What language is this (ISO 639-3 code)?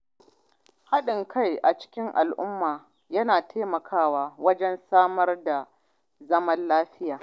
hau